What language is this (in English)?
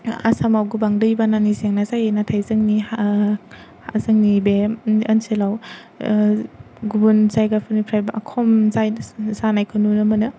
Bodo